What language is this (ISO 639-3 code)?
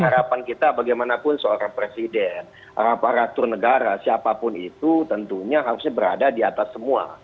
ind